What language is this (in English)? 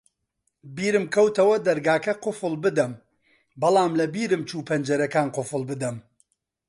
Central Kurdish